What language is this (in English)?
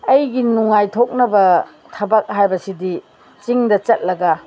Manipuri